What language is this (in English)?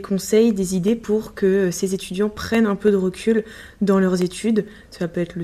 French